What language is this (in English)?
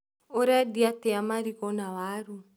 Kikuyu